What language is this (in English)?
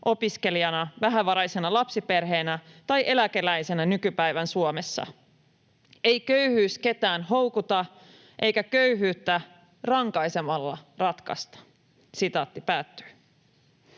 Finnish